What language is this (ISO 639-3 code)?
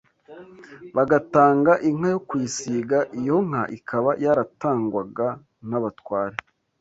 kin